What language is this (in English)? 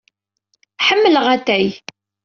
Kabyle